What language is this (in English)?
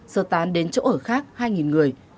Vietnamese